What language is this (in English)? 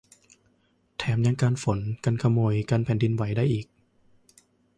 Thai